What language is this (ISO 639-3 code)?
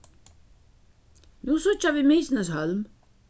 fao